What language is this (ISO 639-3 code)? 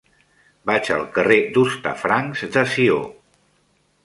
cat